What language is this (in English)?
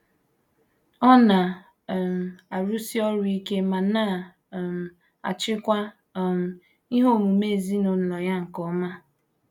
Igbo